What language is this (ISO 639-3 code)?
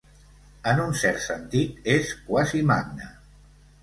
cat